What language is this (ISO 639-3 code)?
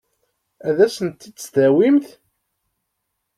kab